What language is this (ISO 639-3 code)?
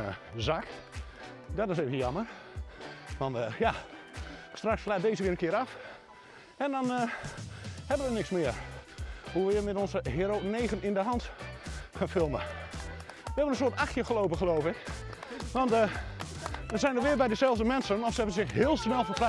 nld